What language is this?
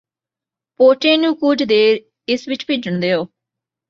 Punjabi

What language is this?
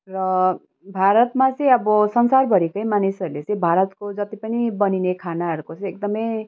Nepali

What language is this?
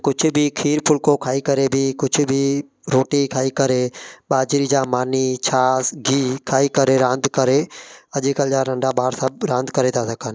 Sindhi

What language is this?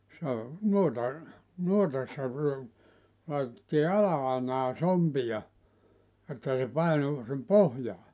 Finnish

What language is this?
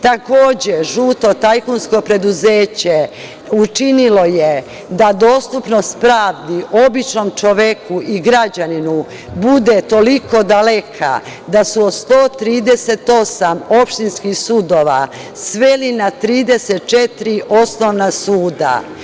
Serbian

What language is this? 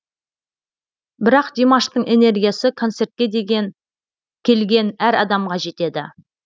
Kazakh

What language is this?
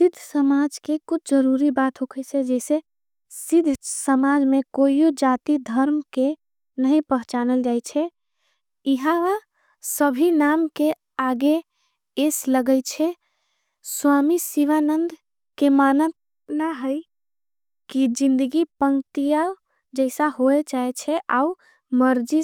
Angika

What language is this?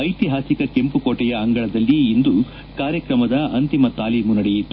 Kannada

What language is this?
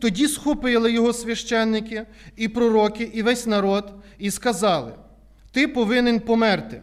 Ukrainian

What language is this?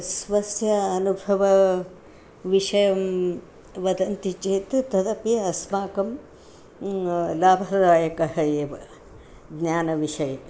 Sanskrit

